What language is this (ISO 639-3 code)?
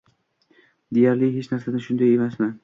uzb